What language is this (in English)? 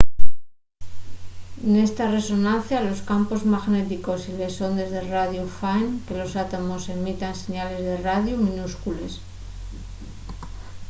Asturian